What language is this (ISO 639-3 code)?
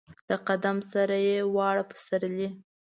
pus